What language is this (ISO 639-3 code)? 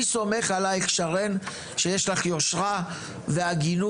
heb